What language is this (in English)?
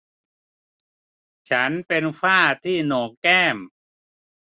Thai